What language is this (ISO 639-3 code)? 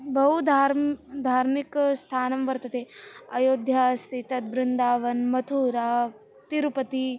san